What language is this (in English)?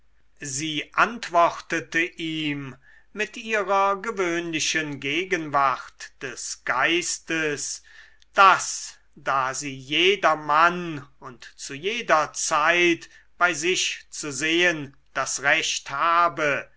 German